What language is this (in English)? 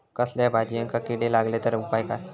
Marathi